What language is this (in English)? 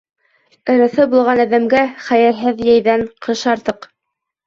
Bashkir